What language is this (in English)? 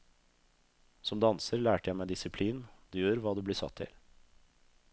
Norwegian